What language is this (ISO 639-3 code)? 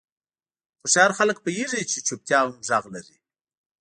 pus